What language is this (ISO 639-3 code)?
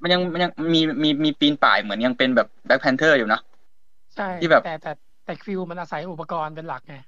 tha